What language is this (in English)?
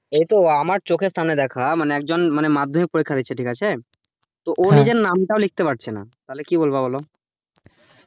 Bangla